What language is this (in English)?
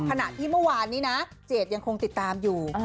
Thai